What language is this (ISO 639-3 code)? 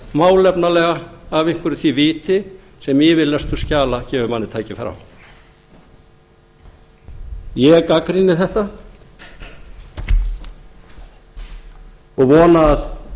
isl